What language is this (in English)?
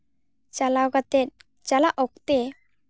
Santali